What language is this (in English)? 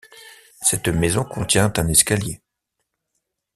French